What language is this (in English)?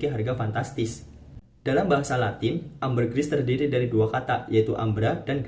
Indonesian